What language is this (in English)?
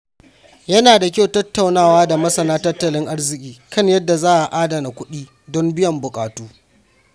Hausa